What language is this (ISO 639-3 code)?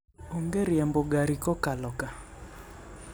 luo